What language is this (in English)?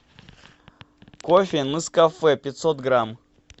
Russian